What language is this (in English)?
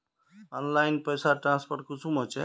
Magahi